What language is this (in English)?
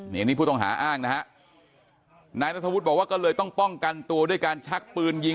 Thai